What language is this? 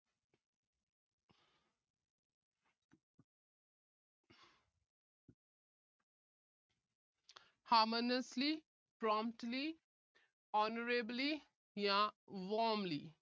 Punjabi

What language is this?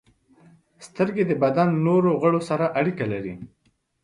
Pashto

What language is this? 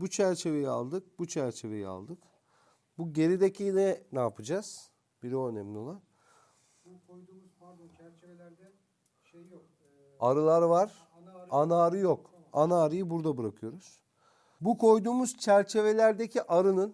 Turkish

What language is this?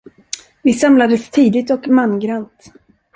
Swedish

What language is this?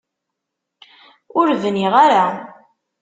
Kabyle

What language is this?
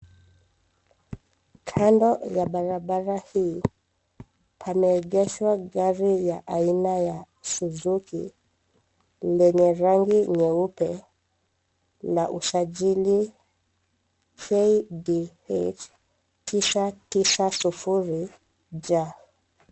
Swahili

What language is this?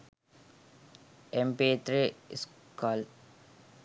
Sinhala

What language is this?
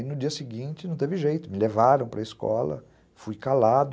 Portuguese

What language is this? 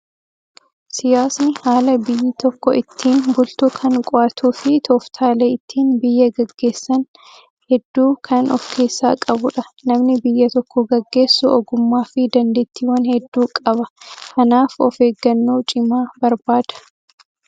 Oromo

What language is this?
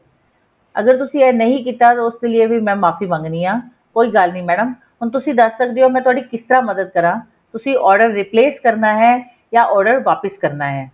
Punjabi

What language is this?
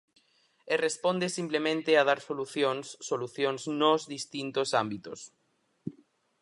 Galician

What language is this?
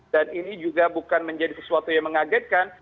Indonesian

